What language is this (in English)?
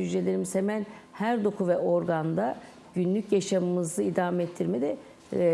Turkish